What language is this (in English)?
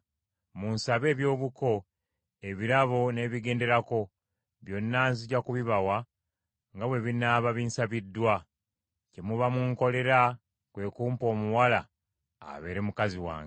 Ganda